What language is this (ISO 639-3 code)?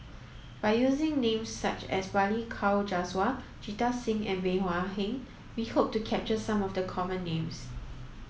eng